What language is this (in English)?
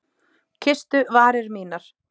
Icelandic